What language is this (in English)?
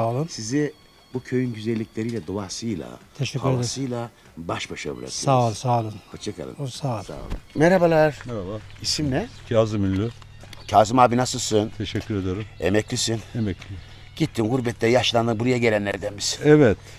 Turkish